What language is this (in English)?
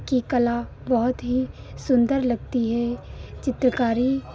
Hindi